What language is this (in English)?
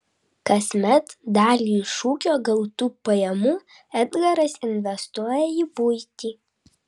Lithuanian